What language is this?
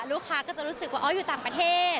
Thai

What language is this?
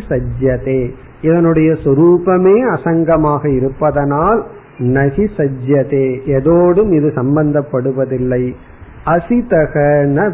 Tamil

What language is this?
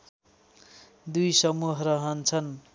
Nepali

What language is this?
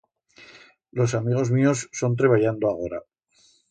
Aragonese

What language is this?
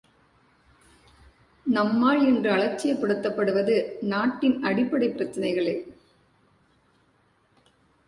Tamil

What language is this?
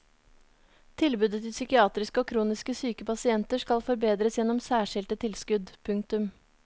Norwegian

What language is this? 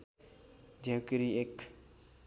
Nepali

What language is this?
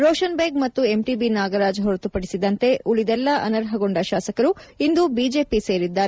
Kannada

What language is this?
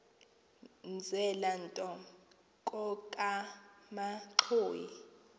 Xhosa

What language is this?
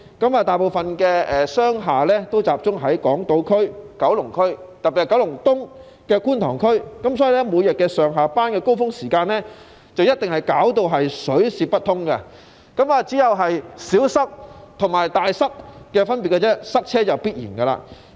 Cantonese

